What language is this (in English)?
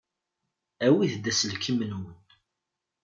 Kabyle